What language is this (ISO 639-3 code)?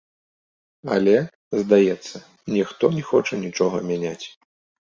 bel